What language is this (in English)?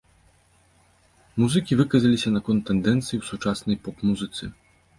Belarusian